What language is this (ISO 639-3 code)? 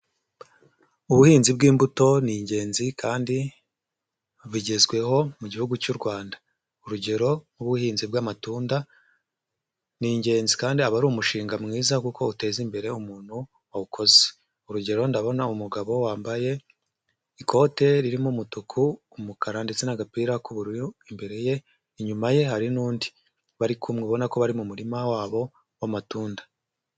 kin